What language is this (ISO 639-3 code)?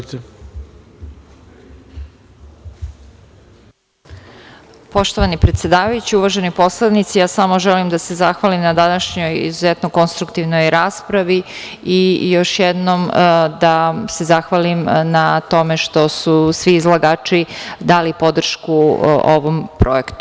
srp